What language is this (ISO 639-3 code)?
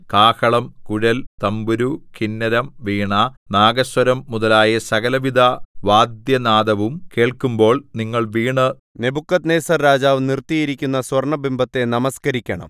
mal